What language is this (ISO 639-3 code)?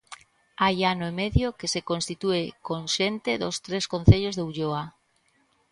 glg